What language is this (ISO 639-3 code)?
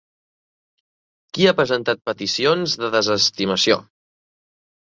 cat